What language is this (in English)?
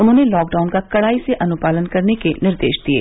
Hindi